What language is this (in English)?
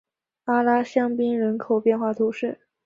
Chinese